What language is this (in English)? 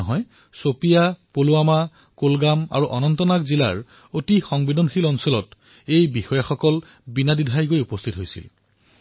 Assamese